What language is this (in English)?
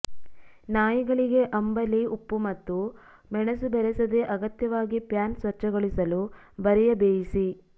Kannada